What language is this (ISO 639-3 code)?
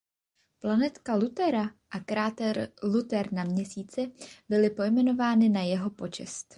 ces